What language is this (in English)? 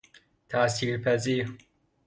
Persian